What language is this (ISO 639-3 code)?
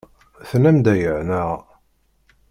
kab